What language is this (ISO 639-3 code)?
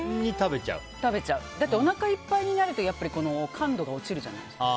jpn